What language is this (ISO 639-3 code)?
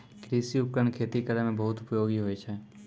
mai